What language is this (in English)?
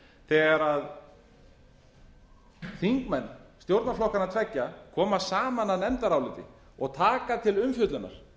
Icelandic